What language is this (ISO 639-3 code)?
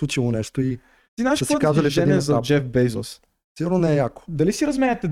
bul